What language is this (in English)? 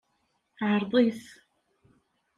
Kabyle